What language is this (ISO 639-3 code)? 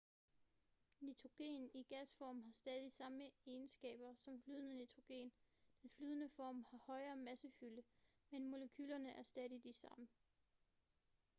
dan